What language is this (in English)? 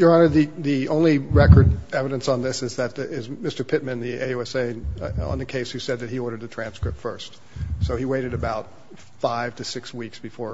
English